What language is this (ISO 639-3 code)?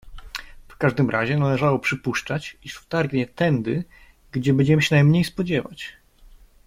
pol